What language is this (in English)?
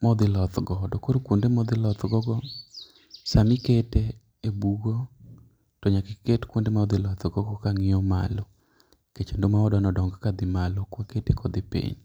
Luo (Kenya and Tanzania)